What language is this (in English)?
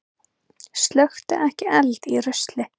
Icelandic